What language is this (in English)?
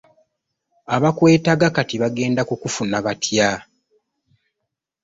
Ganda